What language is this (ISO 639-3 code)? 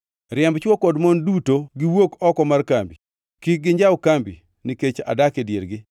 luo